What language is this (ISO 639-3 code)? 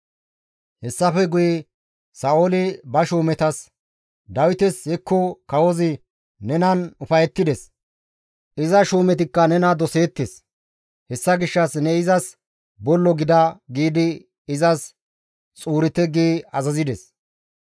gmv